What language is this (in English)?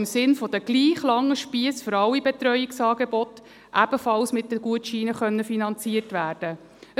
Swiss German